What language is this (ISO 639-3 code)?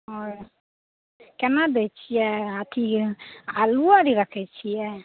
mai